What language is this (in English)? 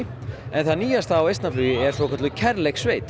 Icelandic